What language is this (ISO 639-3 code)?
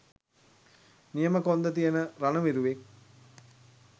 sin